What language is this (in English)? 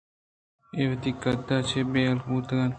Eastern Balochi